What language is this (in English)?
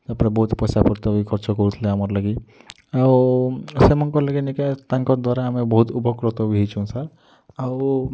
Odia